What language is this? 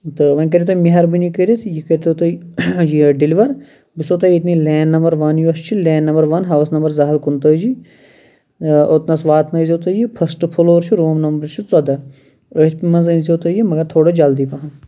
Kashmiri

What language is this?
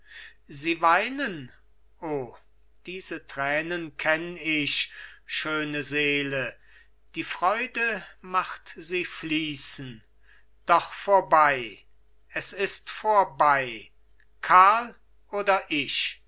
German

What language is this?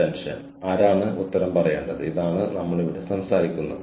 Malayalam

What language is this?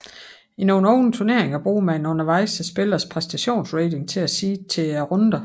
Danish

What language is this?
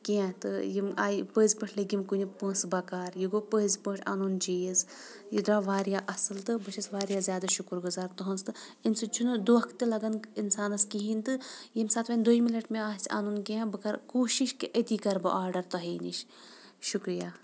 Kashmiri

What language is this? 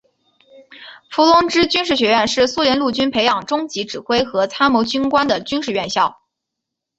Chinese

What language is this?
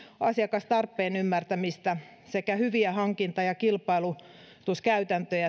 Finnish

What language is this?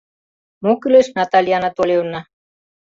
Mari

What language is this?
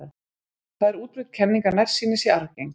Icelandic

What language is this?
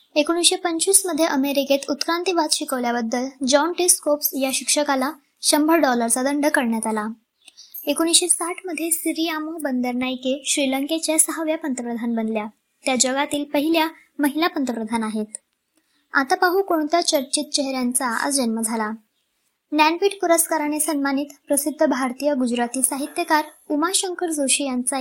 Marathi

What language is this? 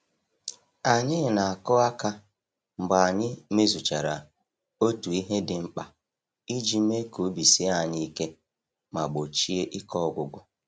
Igbo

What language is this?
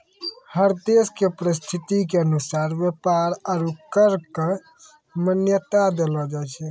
Maithili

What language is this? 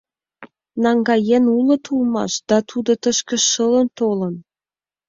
Mari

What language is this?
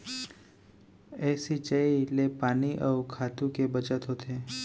Chhattisgarhi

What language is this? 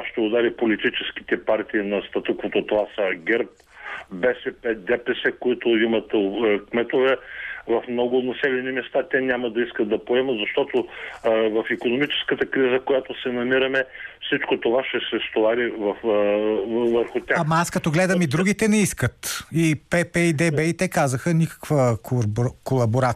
Bulgarian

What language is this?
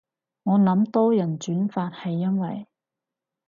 Cantonese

